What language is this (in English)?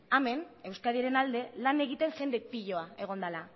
Basque